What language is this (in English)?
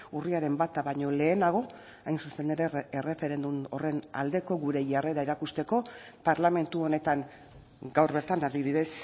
Basque